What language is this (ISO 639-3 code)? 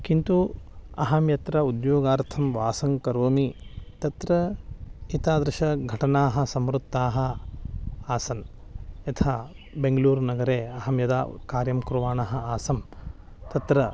san